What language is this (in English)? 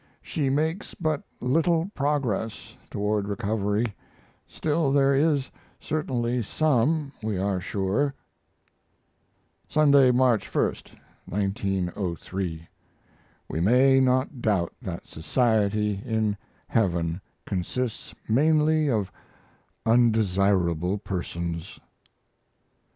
English